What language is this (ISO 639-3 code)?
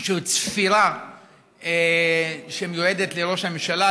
heb